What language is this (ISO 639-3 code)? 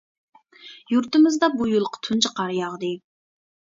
uig